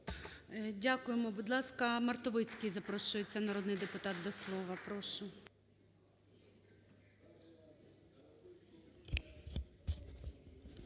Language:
Ukrainian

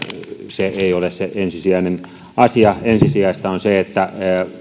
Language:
Finnish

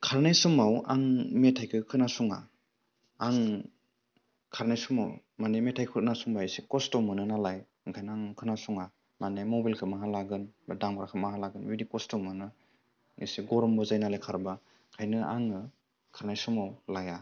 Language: Bodo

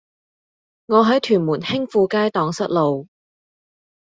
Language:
Cantonese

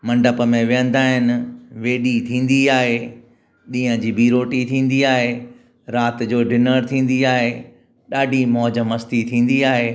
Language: Sindhi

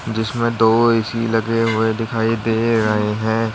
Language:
Hindi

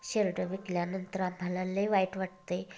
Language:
Marathi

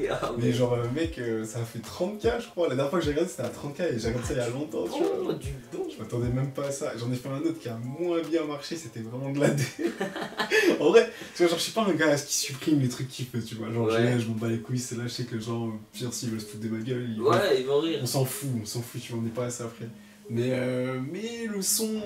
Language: French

